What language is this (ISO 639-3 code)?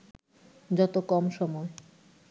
ben